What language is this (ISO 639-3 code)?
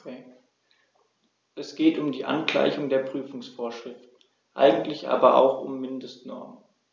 deu